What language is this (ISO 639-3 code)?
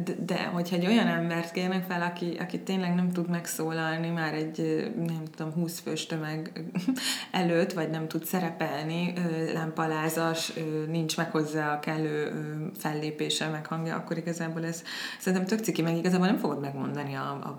hun